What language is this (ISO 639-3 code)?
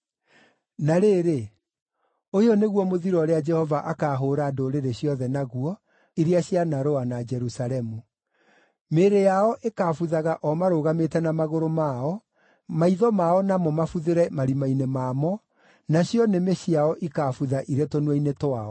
kik